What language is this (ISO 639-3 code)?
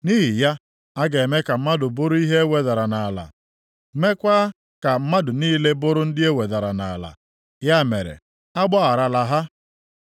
ibo